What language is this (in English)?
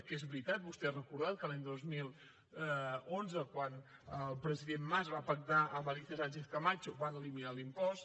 Catalan